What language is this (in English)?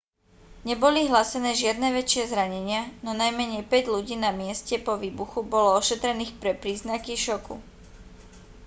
Slovak